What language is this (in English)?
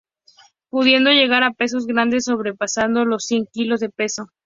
Spanish